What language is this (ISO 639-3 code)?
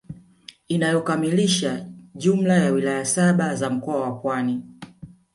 swa